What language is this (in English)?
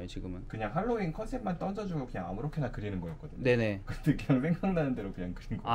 Korean